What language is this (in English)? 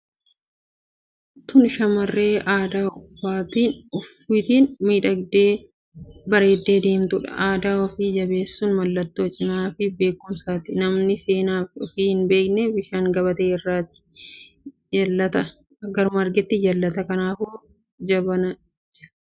Oromo